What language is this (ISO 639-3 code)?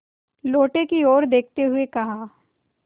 hin